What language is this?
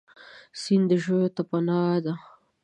Pashto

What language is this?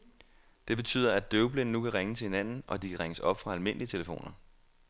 Danish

